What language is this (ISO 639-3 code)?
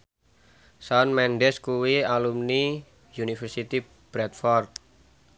jav